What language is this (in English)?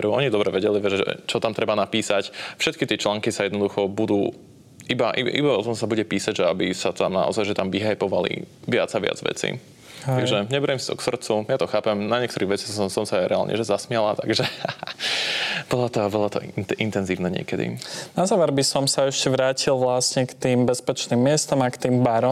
Slovak